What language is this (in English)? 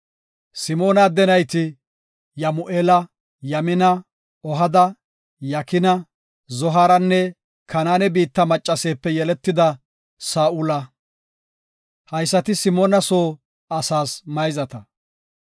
Gofa